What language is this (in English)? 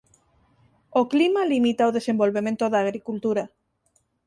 Galician